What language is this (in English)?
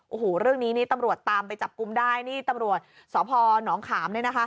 Thai